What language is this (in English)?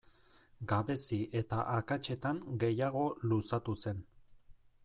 Basque